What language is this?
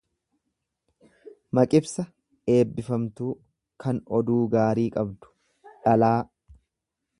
Oromo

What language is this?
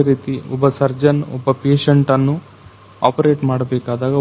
Kannada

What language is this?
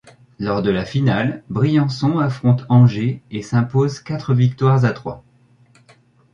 French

